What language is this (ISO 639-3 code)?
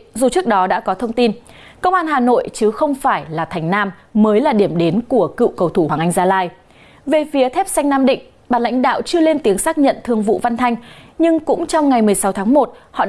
vie